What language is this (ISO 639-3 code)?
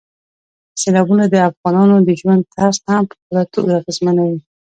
pus